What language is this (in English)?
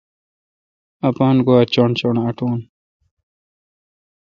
Kalkoti